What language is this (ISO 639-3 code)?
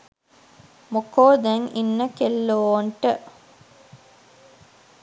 sin